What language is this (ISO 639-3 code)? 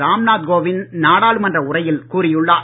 tam